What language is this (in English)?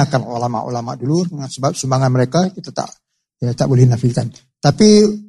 Malay